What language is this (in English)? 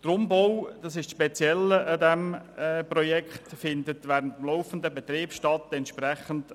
Swiss German